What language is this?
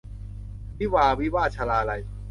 Thai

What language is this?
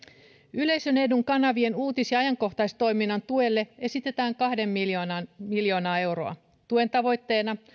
Finnish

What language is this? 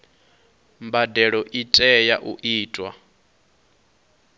Venda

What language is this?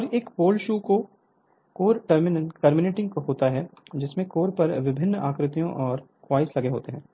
Hindi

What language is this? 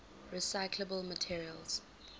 English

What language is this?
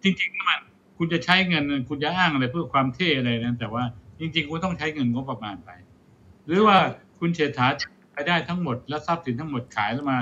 Thai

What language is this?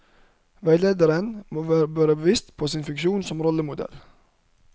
Norwegian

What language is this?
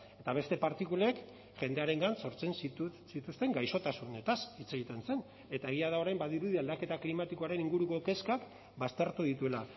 Basque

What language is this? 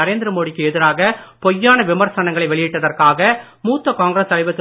Tamil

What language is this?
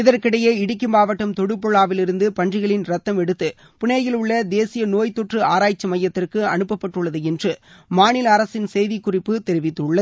Tamil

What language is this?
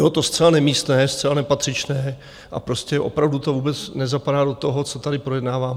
Czech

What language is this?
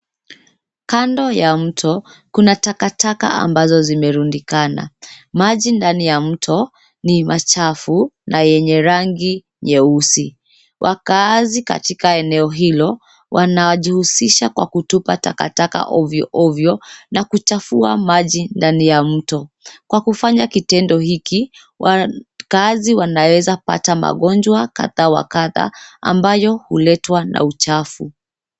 Swahili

